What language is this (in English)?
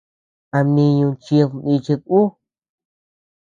Tepeuxila Cuicatec